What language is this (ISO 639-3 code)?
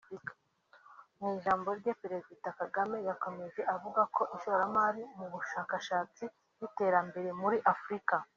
kin